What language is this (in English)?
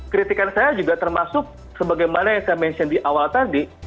Indonesian